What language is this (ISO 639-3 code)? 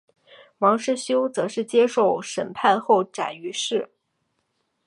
zho